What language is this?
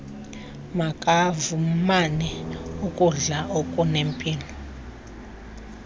Xhosa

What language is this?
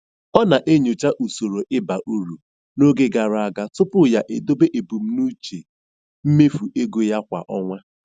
Igbo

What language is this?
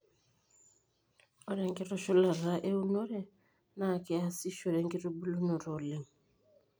Masai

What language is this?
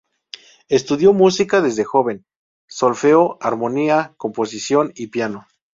Spanish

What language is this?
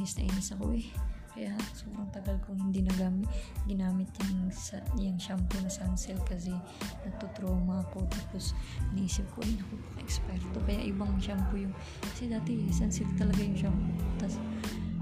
Filipino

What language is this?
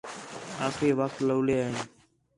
Khetrani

